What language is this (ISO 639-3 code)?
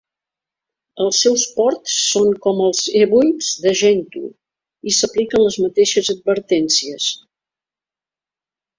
cat